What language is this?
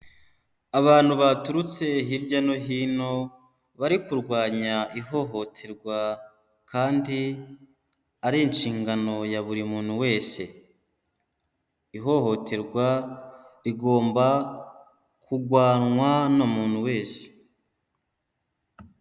Kinyarwanda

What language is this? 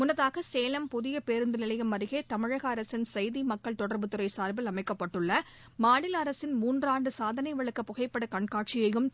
Tamil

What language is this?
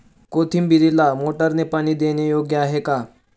Marathi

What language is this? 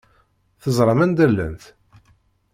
Kabyle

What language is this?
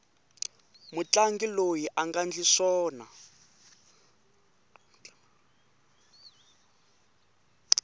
Tsonga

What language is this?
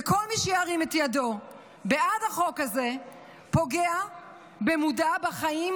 Hebrew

